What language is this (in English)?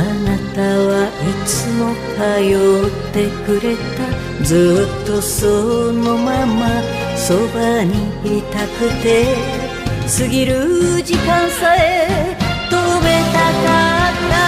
Japanese